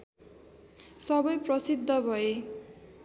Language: Nepali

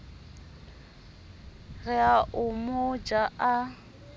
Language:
Southern Sotho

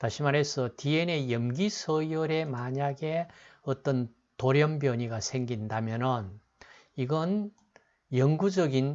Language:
Korean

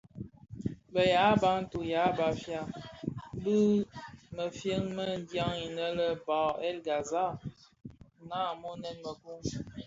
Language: Bafia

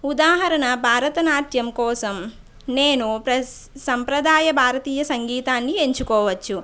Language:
Telugu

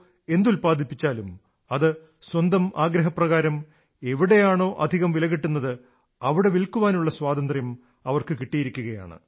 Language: Malayalam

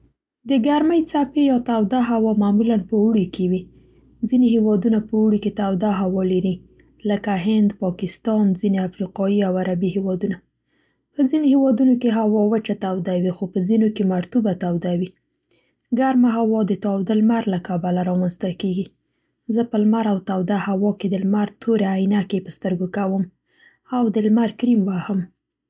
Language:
Central Pashto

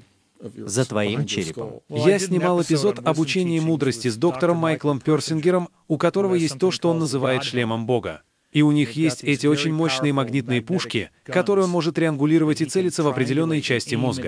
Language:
Russian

